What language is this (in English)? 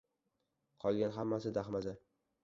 Uzbek